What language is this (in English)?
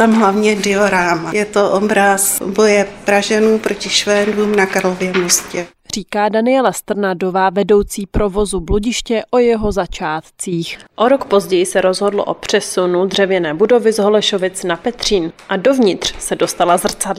Czech